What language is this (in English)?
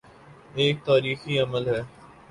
Urdu